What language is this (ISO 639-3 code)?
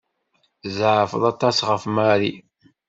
kab